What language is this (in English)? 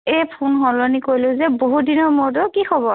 Assamese